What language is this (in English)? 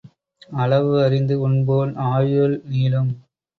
Tamil